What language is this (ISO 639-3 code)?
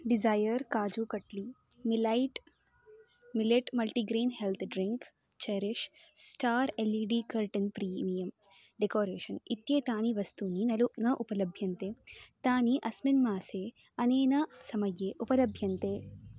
san